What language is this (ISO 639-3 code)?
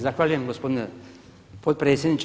hrv